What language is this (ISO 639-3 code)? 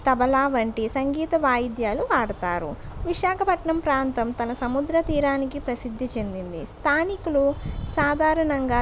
tel